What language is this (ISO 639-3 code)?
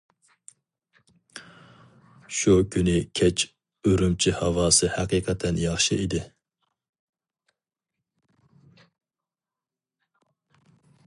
uig